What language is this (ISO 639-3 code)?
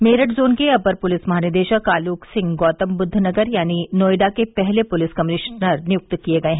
hin